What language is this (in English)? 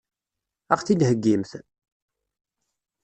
Kabyle